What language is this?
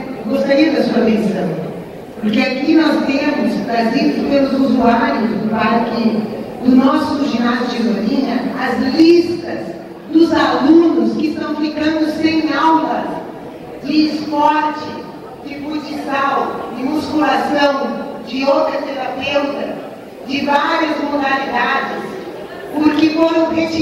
Portuguese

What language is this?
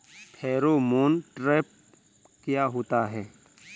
Hindi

